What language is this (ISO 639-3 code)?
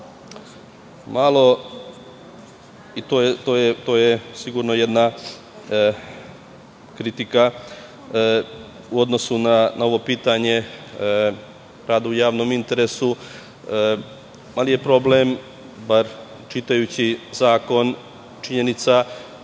srp